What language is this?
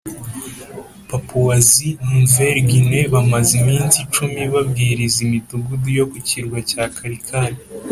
Kinyarwanda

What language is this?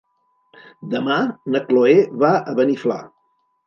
Catalan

